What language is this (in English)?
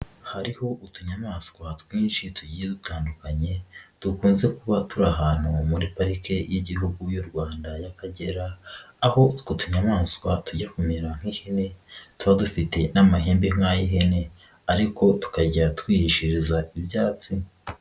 Kinyarwanda